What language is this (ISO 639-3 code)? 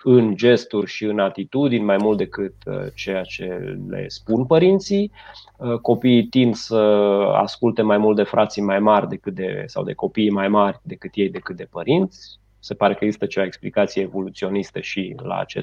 ron